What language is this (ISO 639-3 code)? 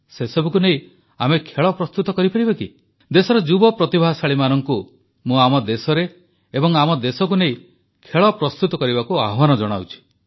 ori